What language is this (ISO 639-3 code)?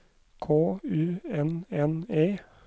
nor